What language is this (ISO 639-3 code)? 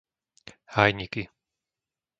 slk